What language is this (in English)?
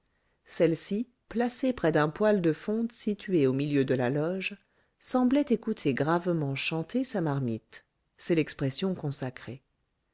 French